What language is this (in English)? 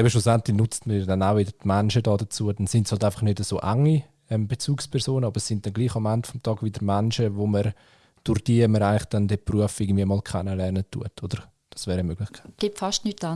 German